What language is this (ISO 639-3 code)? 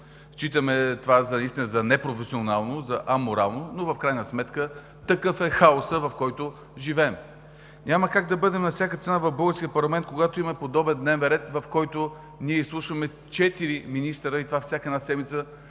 bul